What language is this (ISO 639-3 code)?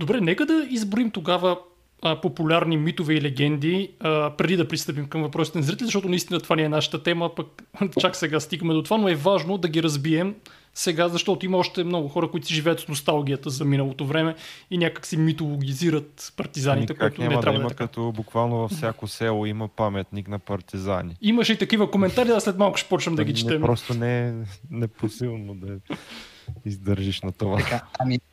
bul